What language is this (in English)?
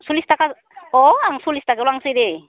Bodo